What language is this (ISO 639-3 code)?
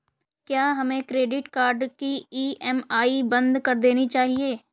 hin